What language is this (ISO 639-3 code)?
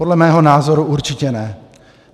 ces